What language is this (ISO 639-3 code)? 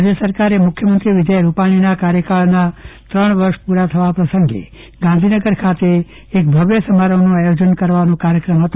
guj